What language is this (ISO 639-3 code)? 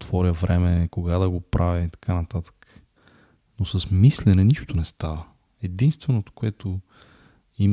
bul